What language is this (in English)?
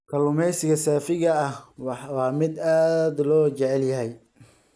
Somali